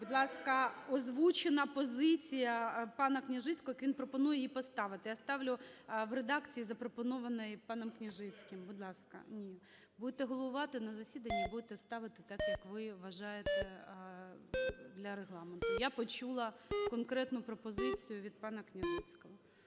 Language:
Ukrainian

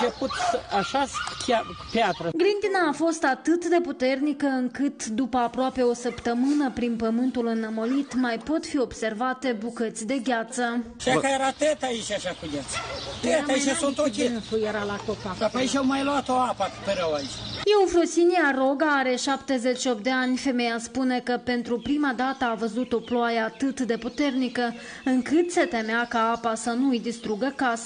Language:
Romanian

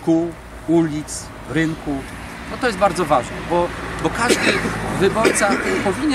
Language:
Polish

